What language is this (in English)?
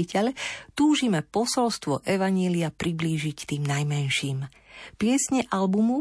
Slovak